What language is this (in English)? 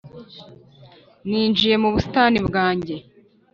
Kinyarwanda